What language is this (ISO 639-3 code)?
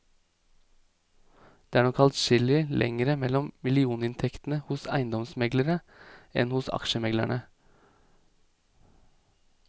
nor